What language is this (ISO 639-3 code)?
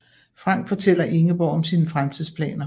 dan